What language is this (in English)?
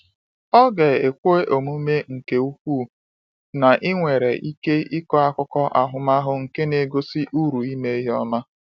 Igbo